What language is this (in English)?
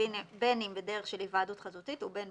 Hebrew